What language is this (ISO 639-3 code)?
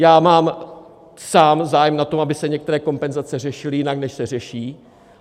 ces